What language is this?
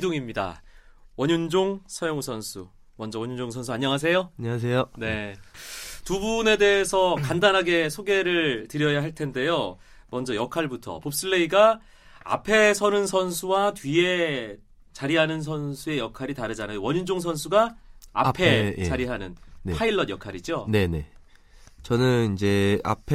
Korean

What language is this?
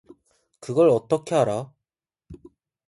Korean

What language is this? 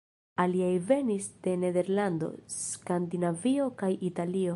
Esperanto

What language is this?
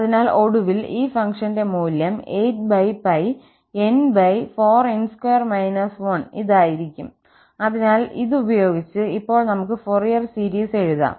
Malayalam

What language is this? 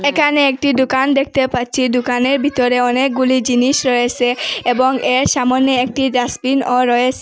Bangla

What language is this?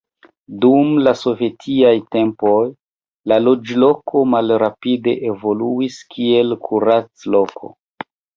Esperanto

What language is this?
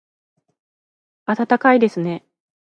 Japanese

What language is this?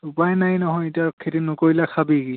Assamese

